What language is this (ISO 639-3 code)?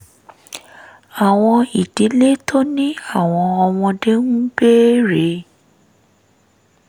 yor